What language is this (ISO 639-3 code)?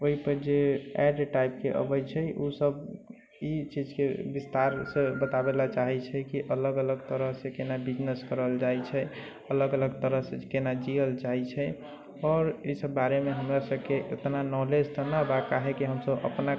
mai